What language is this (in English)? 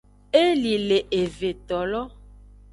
Aja (Benin)